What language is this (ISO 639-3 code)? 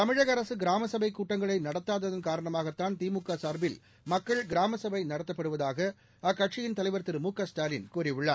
tam